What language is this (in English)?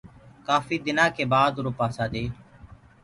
Gurgula